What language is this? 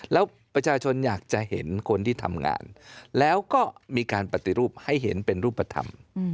Thai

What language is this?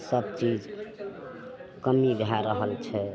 Maithili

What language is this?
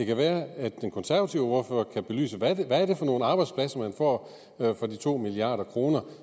Danish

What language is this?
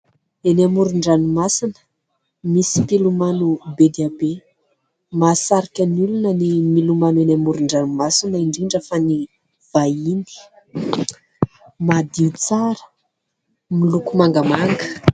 Malagasy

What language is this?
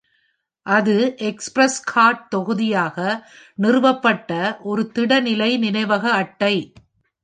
Tamil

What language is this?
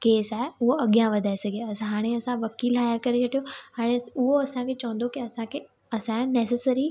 Sindhi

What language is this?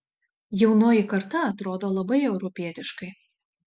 Lithuanian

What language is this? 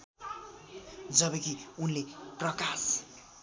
Nepali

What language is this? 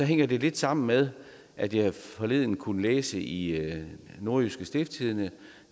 Danish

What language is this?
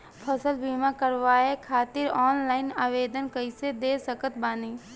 Bhojpuri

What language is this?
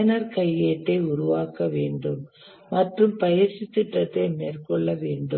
Tamil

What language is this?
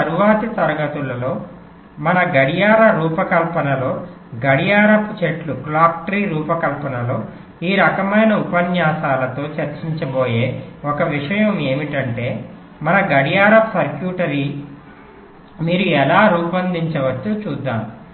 Telugu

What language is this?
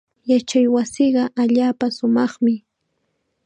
Chiquián Ancash Quechua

